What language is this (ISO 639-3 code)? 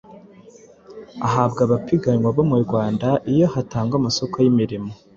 kin